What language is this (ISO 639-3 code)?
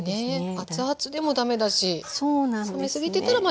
jpn